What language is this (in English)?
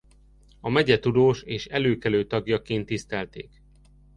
Hungarian